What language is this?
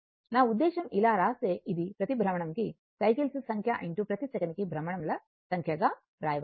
Telugu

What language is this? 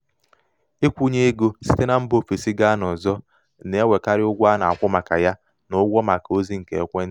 Igbo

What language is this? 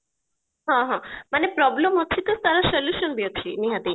Odia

